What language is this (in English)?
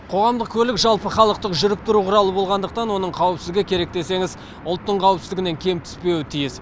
Kazakh